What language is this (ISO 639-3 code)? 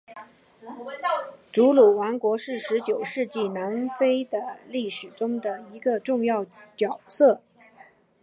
zho